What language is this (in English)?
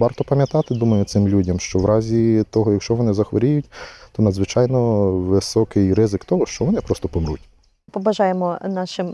Ukrainian